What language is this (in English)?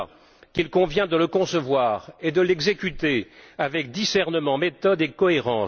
French